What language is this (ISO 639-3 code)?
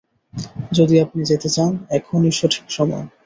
ben